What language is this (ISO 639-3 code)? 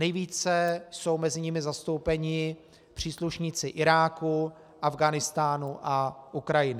ces